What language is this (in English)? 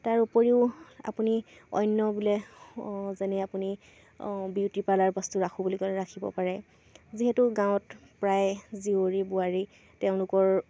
Assamese